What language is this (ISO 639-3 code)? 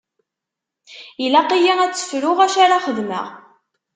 kab